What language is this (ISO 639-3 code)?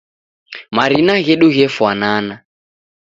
dav